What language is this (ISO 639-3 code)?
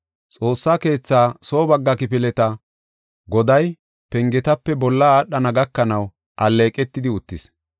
gof